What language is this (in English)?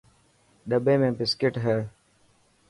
Dhatki